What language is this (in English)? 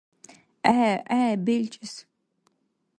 Dargwa